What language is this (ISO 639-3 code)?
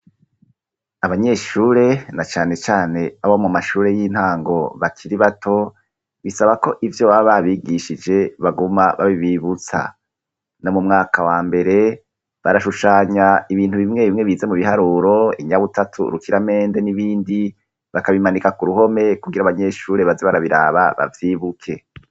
run